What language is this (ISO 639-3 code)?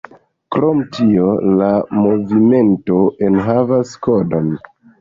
epo